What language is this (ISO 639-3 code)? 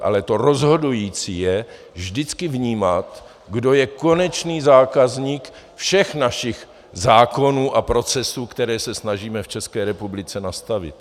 ces